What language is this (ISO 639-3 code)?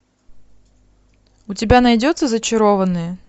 rus